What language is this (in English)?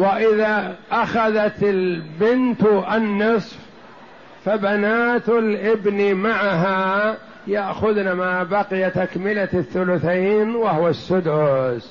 Arabic